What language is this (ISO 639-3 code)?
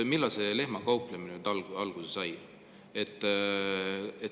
est